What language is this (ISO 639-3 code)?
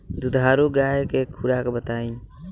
bho